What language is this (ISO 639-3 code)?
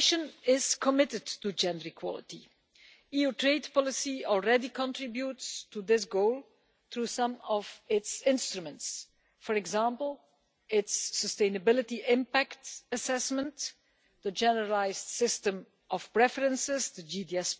eng